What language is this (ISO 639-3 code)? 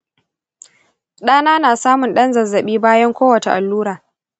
hau